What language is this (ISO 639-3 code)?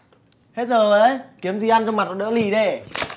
vie